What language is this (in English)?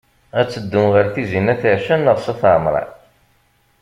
Kabyle